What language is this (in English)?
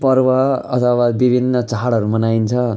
Nepali